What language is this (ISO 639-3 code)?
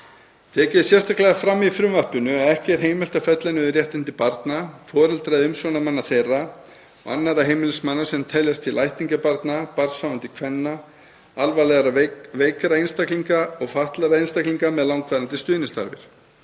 isl